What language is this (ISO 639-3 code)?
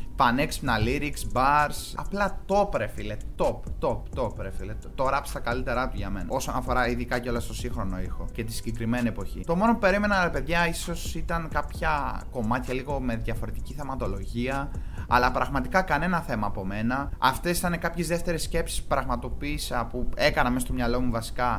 ell